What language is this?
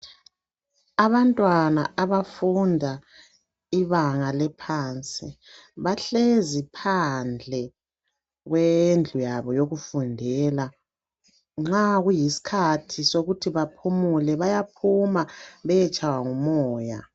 North Ndebele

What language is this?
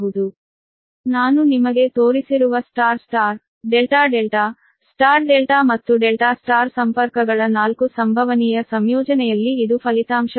Kannada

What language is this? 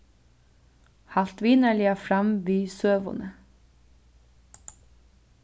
Faroese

